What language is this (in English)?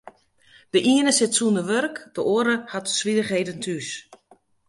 Western Frisian